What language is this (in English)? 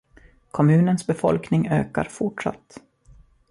Swedish